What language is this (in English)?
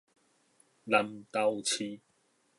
Min Nan Chinese